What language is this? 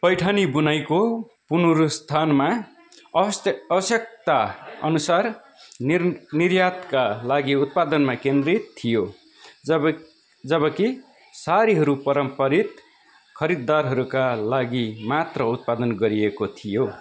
Nepali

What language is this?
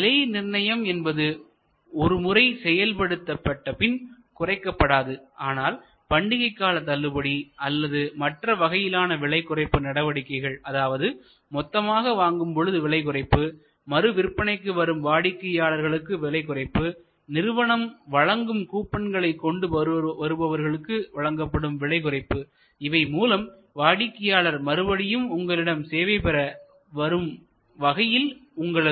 Tamil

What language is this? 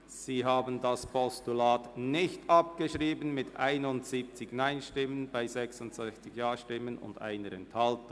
Swiss German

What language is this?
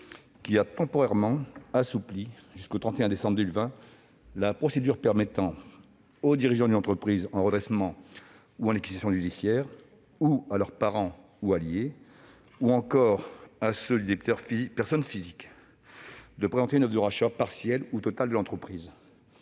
French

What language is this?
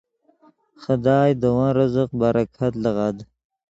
Yidgha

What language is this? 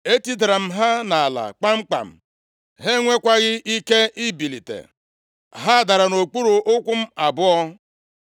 Igbo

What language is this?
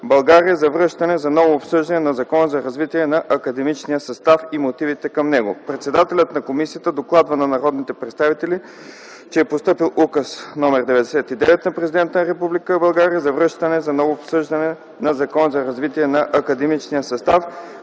Bulgarian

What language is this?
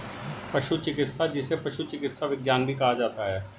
Hindi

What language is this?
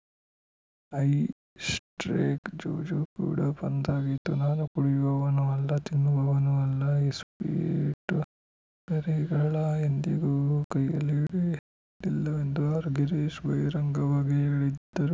Kannada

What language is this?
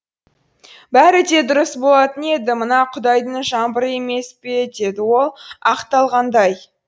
Kazakh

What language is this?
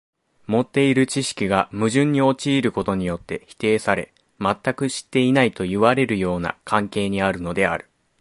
Japanese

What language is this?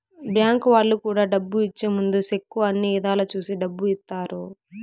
Telugu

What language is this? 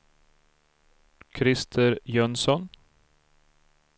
Swedish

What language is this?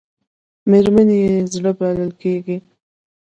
Pashto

